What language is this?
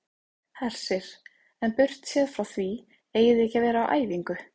Icelandic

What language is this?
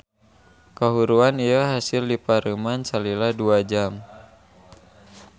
Sundanese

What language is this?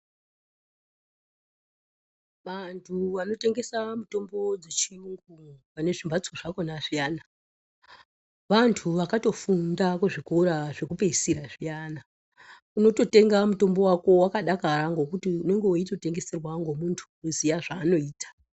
Ndau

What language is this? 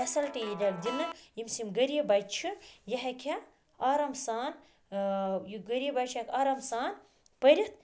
Kashmiri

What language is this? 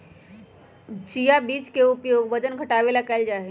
Magahi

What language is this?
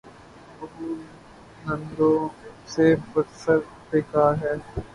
Urdu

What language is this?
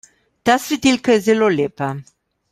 Slovenian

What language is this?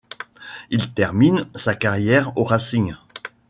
French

